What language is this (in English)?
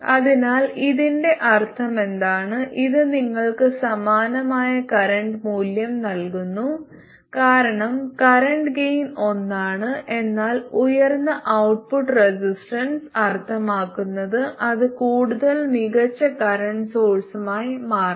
Malayalam